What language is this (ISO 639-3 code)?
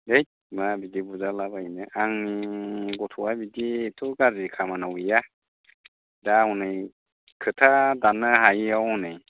brx